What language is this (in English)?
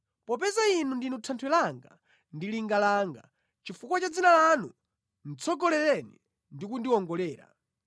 Nyanja